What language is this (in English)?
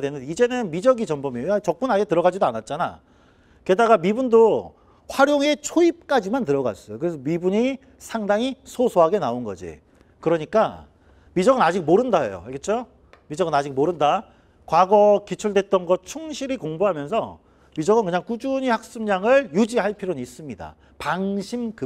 Korean